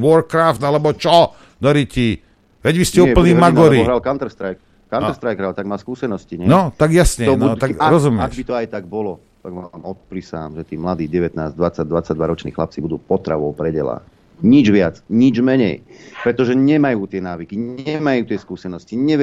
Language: Slovak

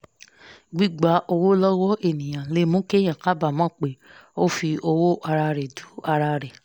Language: Yoruba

